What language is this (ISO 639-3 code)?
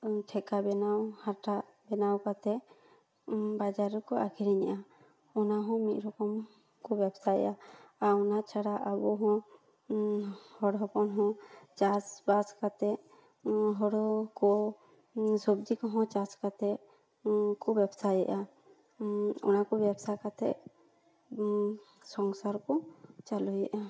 sat